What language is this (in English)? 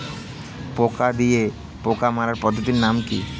Bangla